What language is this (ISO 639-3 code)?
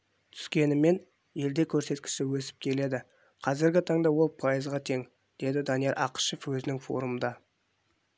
kaz